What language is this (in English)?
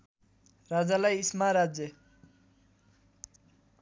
Nepali